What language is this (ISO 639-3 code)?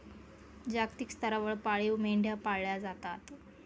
mar